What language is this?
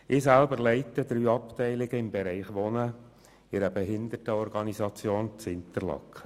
Swiss German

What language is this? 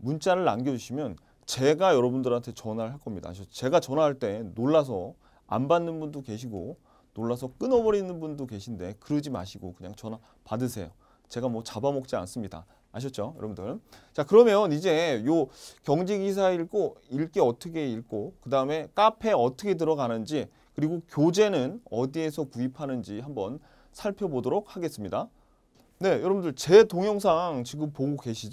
Korean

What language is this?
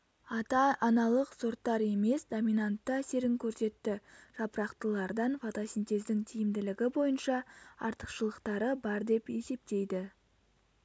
Kazakh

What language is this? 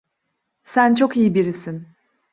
Turkish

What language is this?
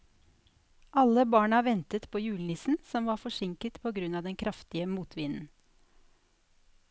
Norwegian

